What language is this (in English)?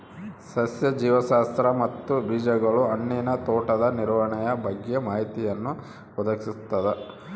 Kannada